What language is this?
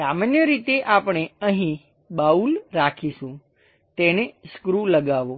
Gujarati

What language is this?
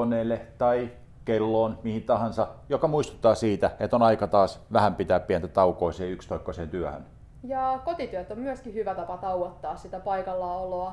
Finnish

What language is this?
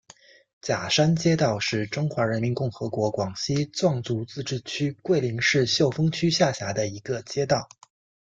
Chinese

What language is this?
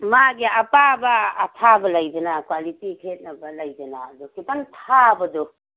Manipuri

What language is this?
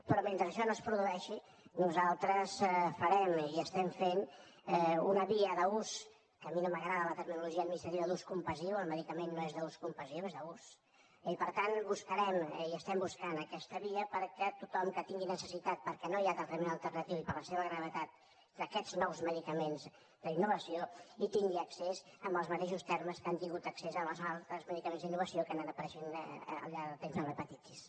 Catalan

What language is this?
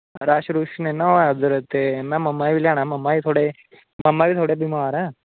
Dogri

